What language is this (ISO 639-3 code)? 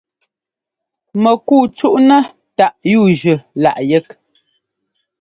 jgo